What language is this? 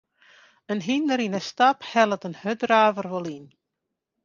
Western Frisian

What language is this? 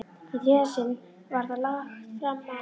Icelandic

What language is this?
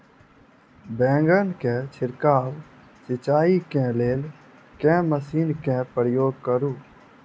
Maithili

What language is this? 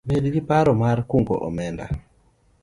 Luo (Kenya and Tanzania)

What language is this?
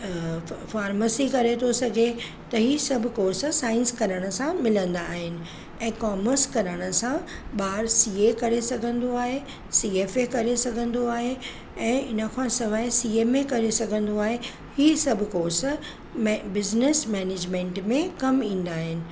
Sindhi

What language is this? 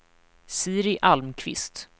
Swedish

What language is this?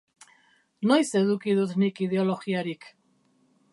Basque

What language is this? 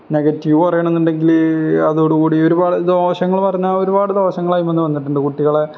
Malayalam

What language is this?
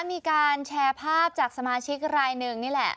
Thai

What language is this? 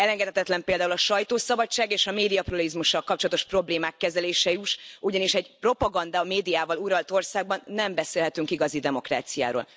Hungarian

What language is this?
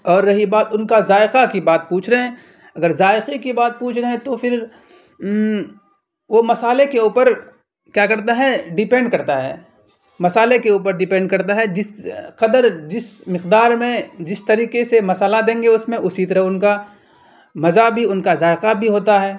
Urdu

